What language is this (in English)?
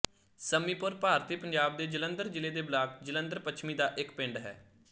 Punjabi